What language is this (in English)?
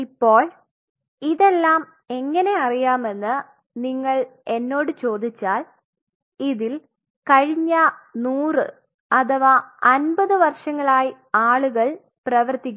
Malayalam